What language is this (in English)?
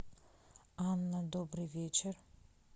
Russian